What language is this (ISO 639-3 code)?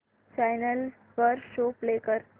mar